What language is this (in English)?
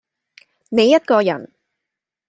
Cantonese